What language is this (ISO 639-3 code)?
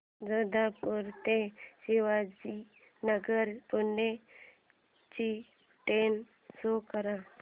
mar